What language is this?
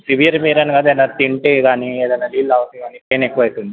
Telugu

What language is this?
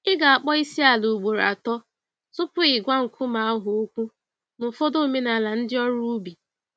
Igbo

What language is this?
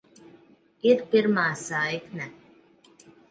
Latvian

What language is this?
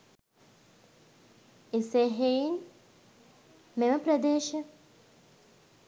Sinhala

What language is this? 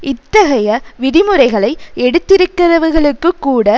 Tamil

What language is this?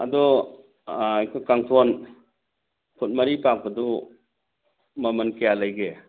Manipuri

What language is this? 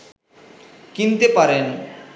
Bangla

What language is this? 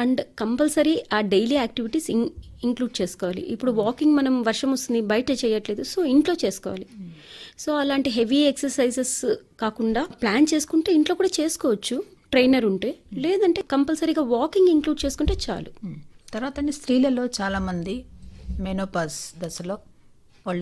Telugu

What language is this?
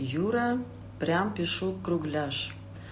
Russian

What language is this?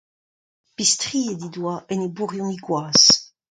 Breton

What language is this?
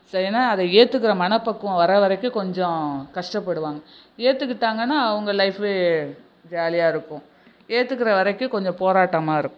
Tamil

